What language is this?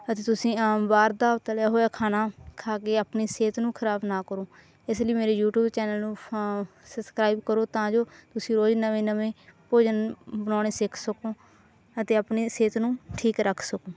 Punjabi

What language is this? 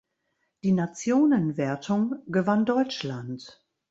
German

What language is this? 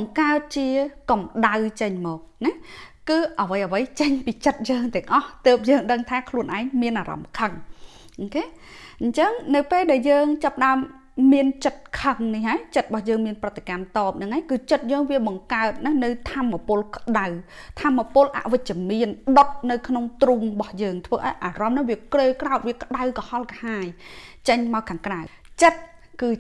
Vietnamese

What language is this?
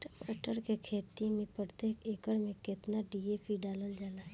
Bhojpuri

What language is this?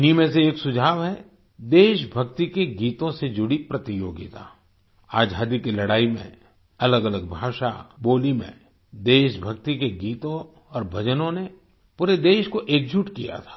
Hindi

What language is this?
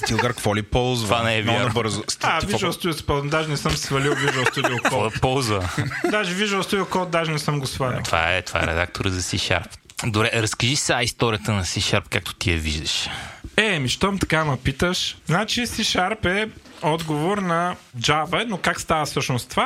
Bulgarian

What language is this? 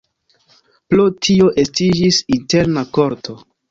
Esperanto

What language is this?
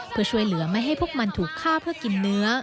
Thai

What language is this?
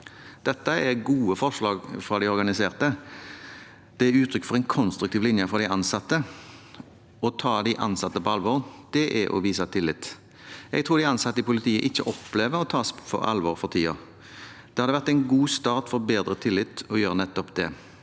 Norwegian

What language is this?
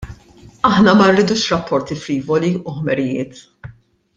Maltese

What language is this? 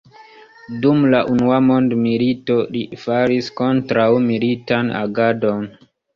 Esperanto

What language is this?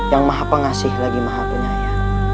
Indonesian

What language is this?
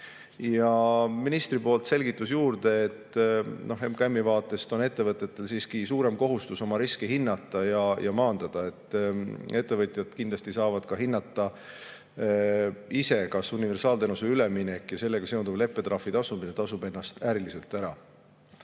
Estonian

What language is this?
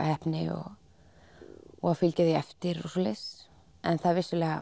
Icelandic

